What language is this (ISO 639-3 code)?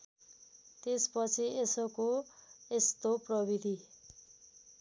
nep